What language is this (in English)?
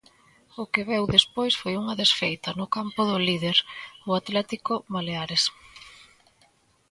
Galician